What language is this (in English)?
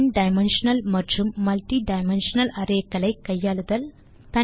Tamil